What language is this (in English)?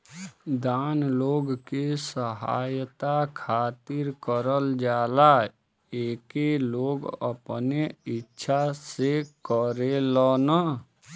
Bhojpuri